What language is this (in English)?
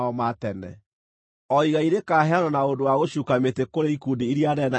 Kikuyu